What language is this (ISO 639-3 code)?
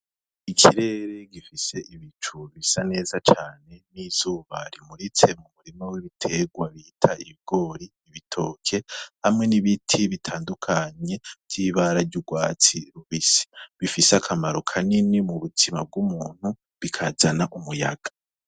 run